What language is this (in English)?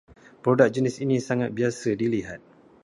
Malay